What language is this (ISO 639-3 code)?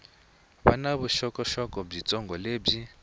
tso